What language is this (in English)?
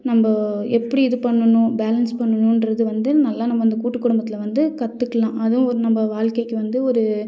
Tamil